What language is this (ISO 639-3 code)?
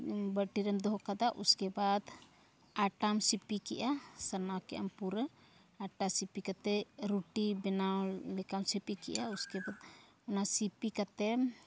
sat